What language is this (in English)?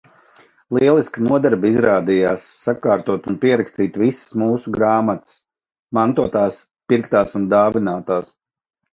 Latvian